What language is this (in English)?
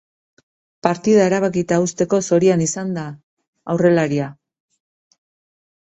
Basque